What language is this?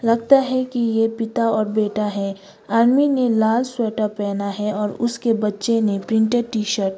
Hindi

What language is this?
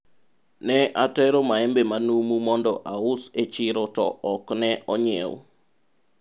Luo (Kenya and Tanzania)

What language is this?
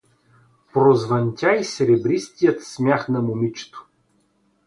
Bulgarian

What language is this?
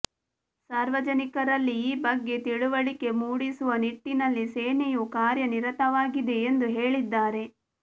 Kannada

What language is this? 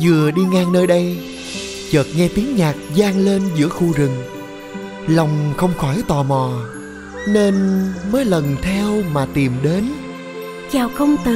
Vietnamese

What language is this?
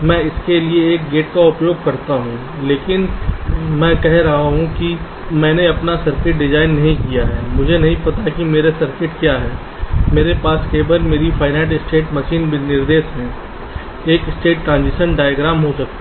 Hindi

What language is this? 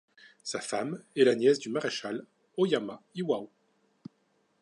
French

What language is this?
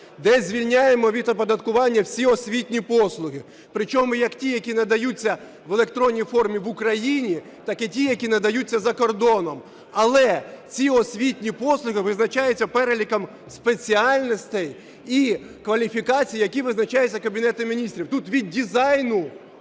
Ukrainian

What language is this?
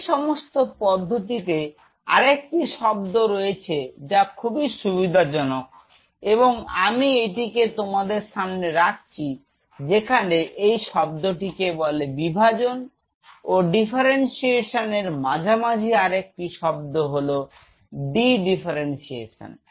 Bangla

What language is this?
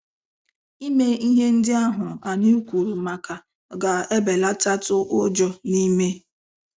Igbo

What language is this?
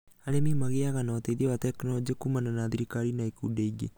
Kikuyu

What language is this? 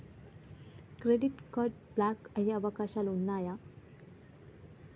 Telugu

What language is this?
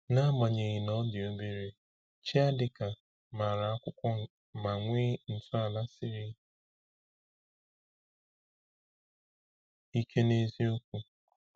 Igbo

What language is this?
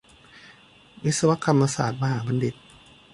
Thai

